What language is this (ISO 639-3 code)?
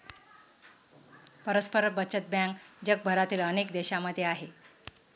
mar